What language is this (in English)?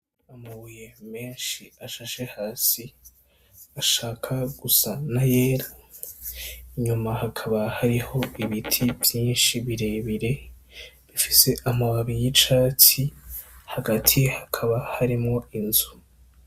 Rundi